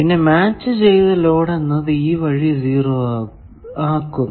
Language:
Malayalam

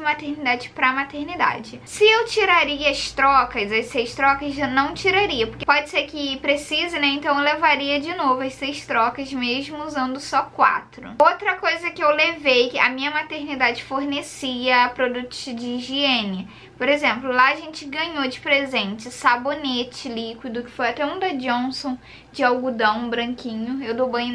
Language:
Portuguese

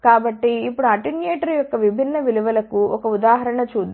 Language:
Telugu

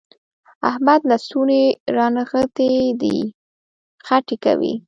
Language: Pashto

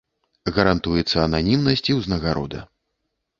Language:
Belarusian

